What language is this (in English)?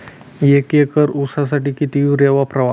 Marathi